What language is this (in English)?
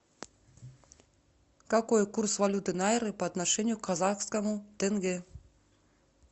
Russian